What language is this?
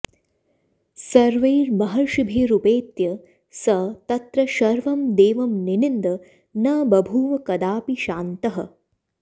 Sanskrit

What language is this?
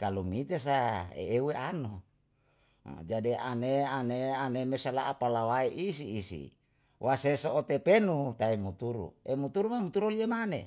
Yalahatan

